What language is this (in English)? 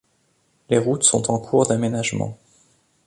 French